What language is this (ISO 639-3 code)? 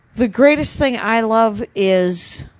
eng